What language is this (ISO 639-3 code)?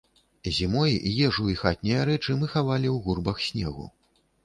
bel